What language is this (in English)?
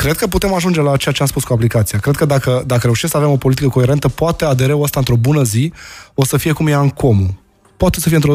Romanian